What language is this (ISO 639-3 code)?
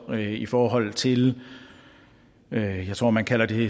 dan